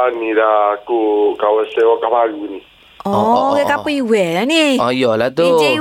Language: Malay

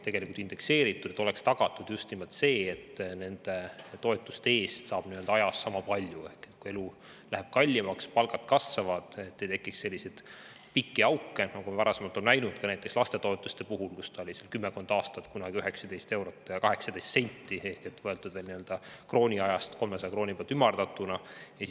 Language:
Estonian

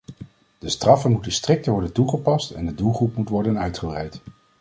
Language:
Dutch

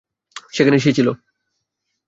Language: Bangla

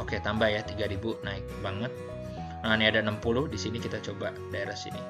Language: Indonesian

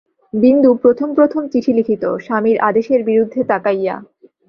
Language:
Bangla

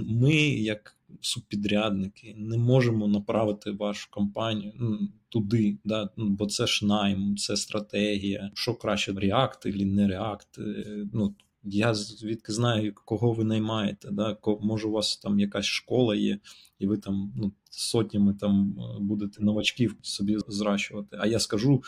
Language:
Ukrainian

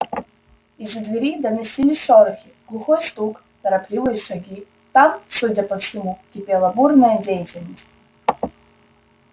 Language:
Russian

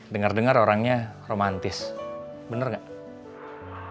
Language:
Indonesian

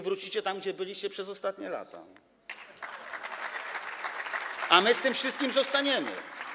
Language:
Polish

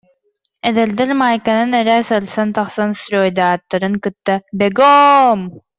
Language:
Yakut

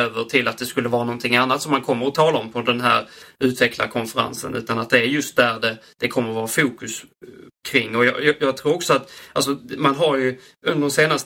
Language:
Swedish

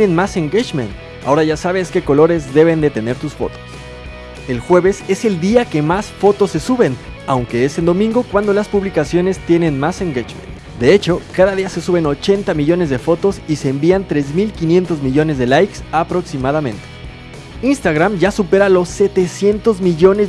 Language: Spanish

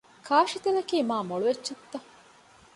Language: Divehi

